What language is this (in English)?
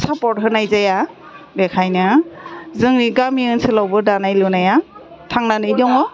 Bodo